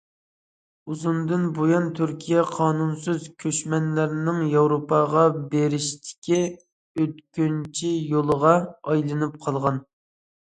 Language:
Uyghur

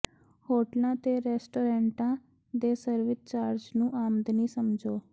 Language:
Punjabi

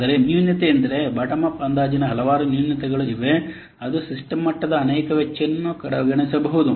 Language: Kannada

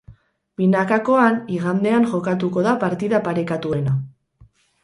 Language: Basque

